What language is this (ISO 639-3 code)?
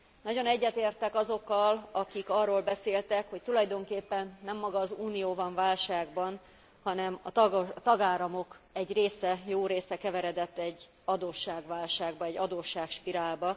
hun